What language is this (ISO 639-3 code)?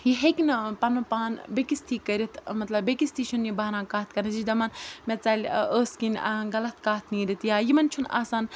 kas